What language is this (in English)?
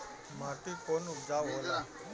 Bhojpuri